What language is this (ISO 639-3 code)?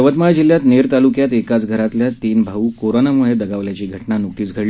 mar